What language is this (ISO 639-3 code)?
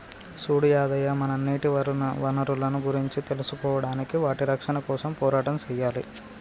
tel